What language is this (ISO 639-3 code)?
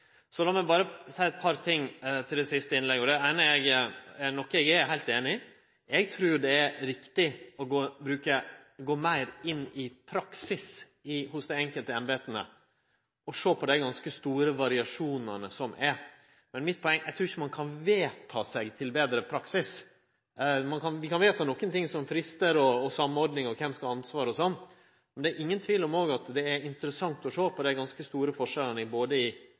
nno